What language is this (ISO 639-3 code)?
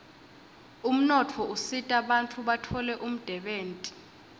ssw